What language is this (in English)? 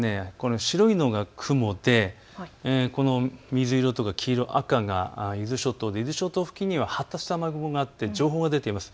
Japanese